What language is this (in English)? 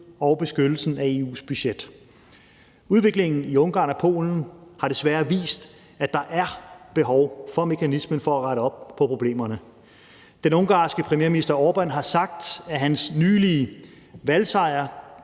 Danish